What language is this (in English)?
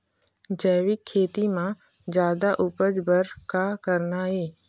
Chhattisgarhi